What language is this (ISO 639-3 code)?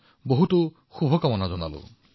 asm